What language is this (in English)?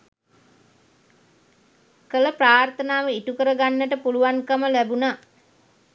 Sinhala